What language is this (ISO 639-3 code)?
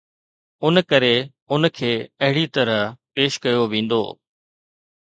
snd